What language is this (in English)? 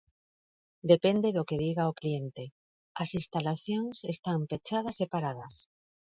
Galician